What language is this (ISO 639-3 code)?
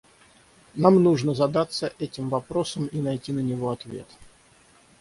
rus